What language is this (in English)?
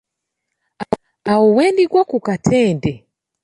Ganda